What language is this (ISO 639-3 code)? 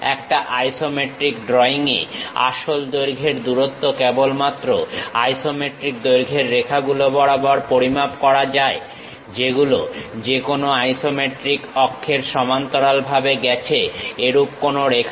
ben